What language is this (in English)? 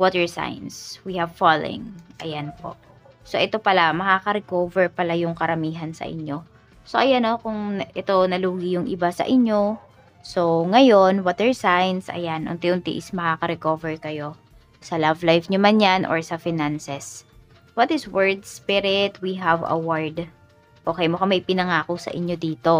Filipino